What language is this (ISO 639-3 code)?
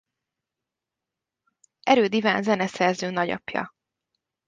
hun